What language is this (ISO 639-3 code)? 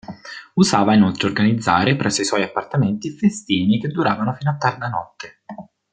ita